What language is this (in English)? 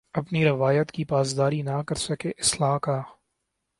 Urdu